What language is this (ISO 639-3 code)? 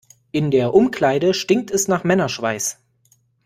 deu